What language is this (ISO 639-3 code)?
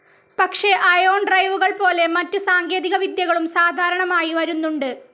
mal